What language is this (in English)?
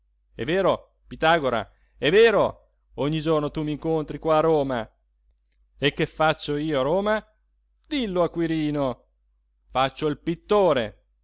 Italian